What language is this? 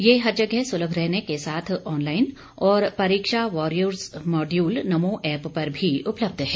Hindi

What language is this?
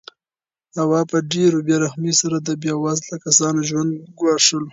Pashto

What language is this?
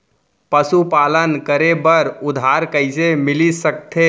Chhattisgarhi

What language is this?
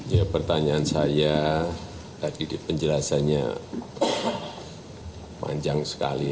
Indonesian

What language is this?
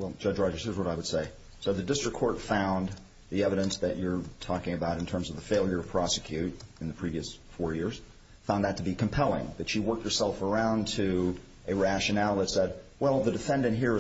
English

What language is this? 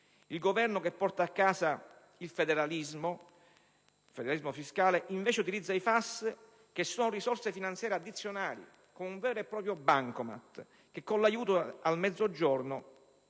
Italian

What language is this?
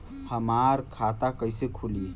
Bhojpuri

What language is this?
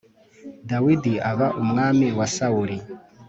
Kinyarwanda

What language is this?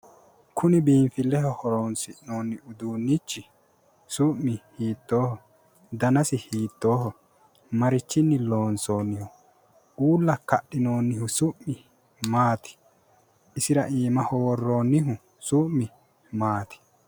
Sidamo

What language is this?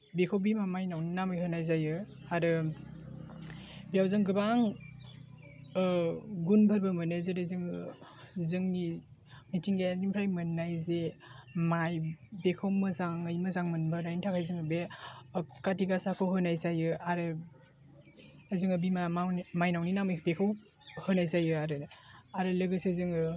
Bodo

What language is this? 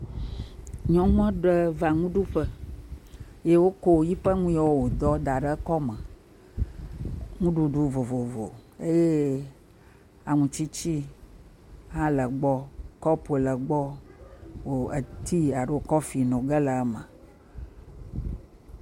Ewe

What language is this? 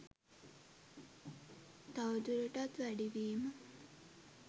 Sinhala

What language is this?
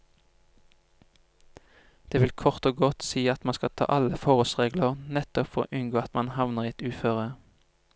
Norwegian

